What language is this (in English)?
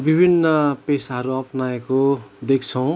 Nepali